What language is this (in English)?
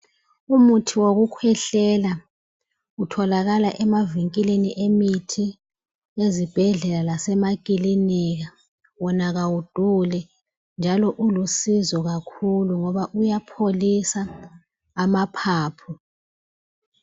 North Ndebele